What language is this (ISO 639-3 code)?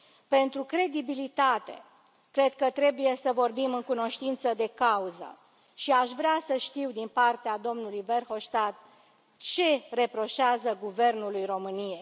ron